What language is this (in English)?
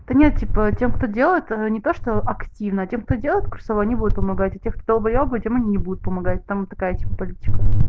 Russian